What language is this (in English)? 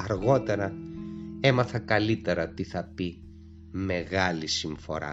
Greek